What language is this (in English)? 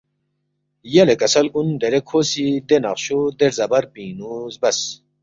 Balti